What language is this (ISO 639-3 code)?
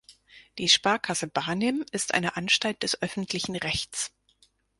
deu